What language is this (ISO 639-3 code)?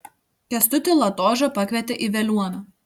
lit